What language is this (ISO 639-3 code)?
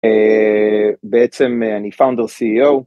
heb